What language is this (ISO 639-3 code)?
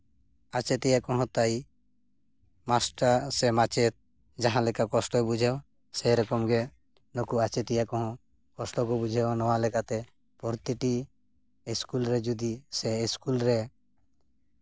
sat